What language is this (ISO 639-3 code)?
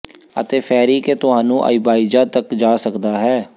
pan